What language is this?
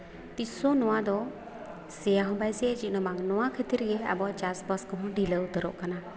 Santali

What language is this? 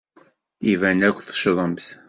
Kabyle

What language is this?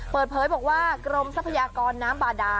Thai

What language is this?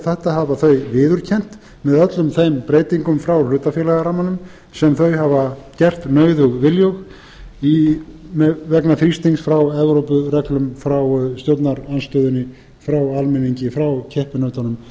Icelandic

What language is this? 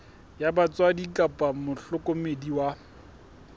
Southern Sotho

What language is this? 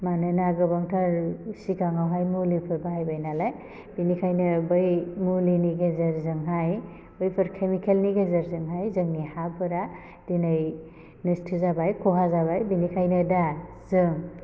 Bodo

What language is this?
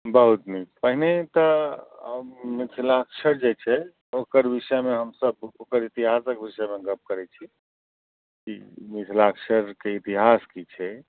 Maithili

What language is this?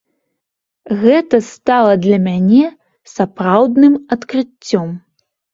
Belarusian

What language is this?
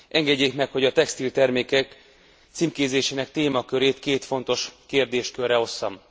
Hungarian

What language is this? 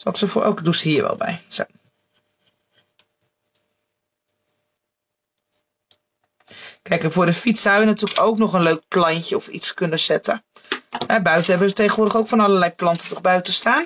Dutch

